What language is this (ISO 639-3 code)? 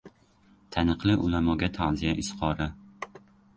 uzb